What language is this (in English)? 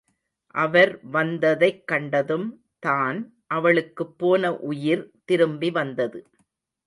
Tamil